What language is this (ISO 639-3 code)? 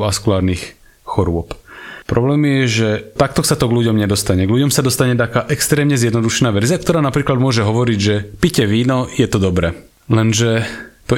slk